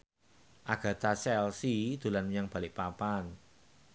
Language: Javanese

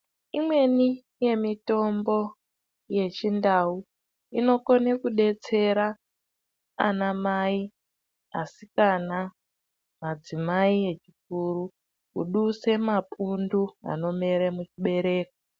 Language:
Ndau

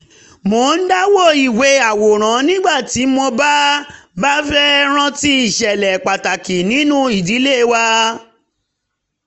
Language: Yoruba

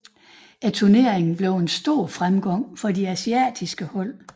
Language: Danish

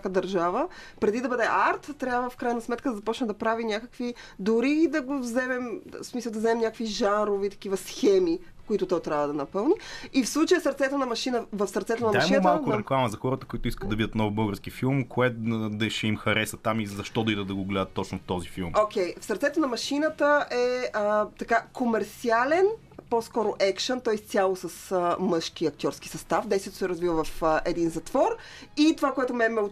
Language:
Bulgarian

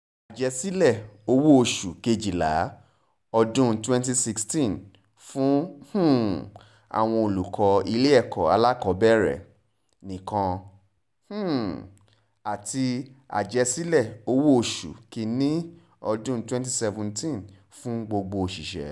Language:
Yoruba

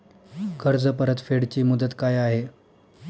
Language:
Marathi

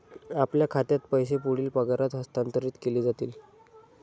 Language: Marathi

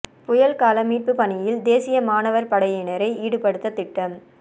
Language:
Tamil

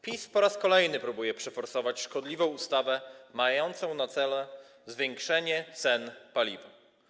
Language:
Polish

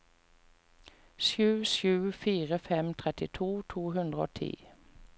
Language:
Norwegian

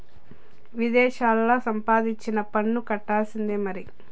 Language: Telugu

